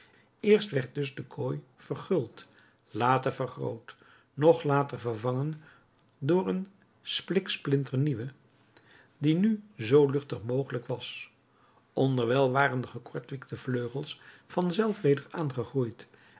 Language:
Dutch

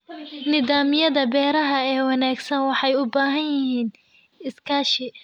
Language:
Somali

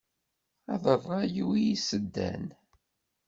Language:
Kabyle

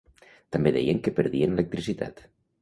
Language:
Catalan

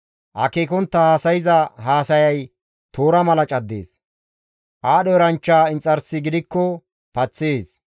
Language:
Gamo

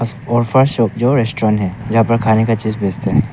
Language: Hindi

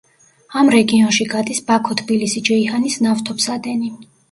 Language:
Georgian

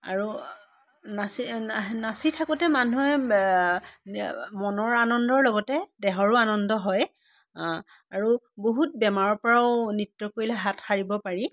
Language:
Assamese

